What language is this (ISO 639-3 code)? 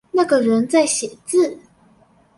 zho